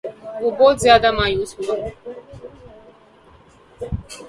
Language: Urdu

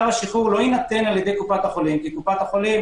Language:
Hebrew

